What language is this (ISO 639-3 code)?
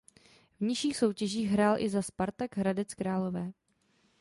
ces